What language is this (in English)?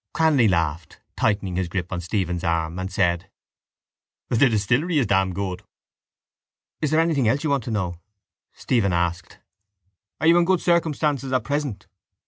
English